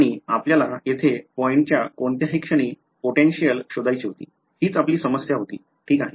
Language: Marathi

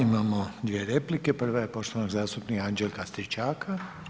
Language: Croatian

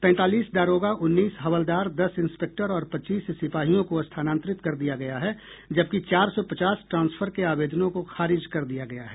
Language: Hindi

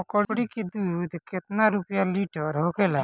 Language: Bhojpuri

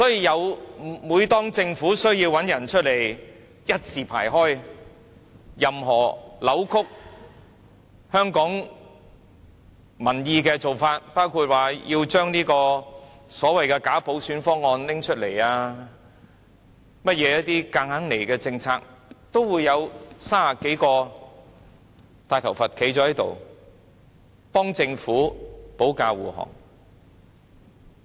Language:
Cantonese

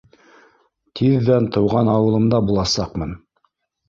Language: Bashkir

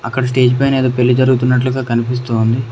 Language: Telugu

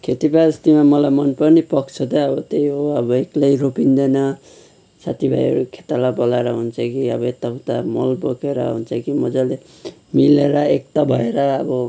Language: Nepali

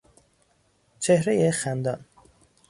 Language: Persian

